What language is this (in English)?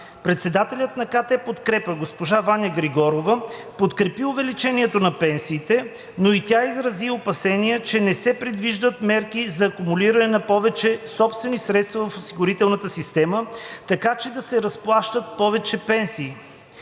Bulgarian